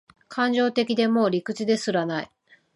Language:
Japanese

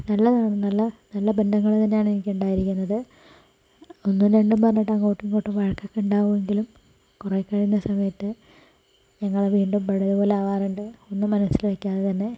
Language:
Malayalam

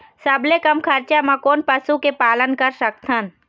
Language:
Chhattisgarhi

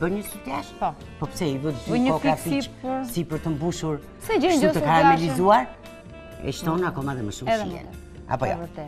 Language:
Romanian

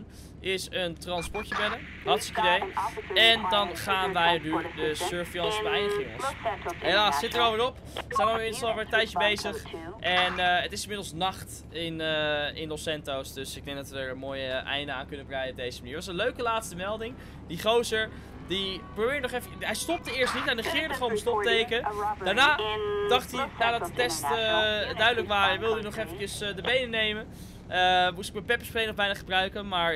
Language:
Dutch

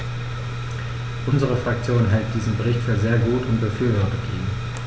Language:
German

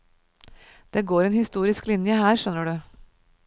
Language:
Norwegian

